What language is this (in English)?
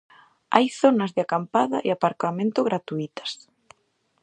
Galician